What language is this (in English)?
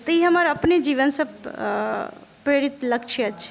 Maithili